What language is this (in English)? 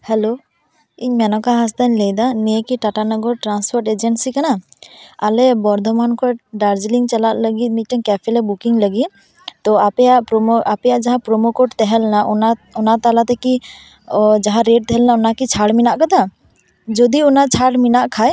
Santali